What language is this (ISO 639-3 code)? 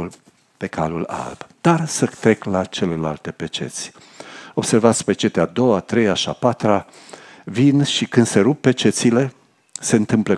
ron